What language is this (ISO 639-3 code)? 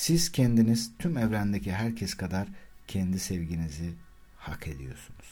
tur